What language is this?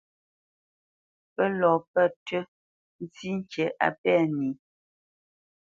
Bamenyam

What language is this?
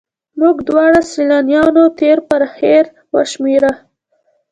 Pashto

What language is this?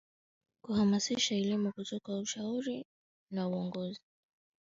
Swahili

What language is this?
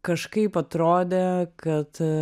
Lithuanian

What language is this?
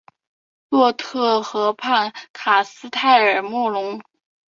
Chinese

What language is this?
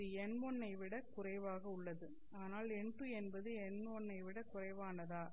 Tamil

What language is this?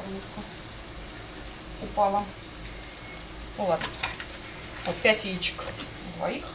Russian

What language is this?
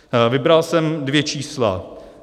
Czech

